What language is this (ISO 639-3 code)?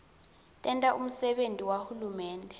ssw